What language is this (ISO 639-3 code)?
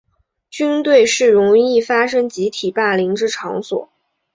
zho